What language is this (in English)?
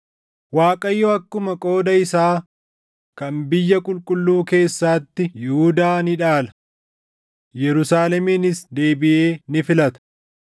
Oromo